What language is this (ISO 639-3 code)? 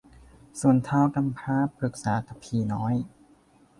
tha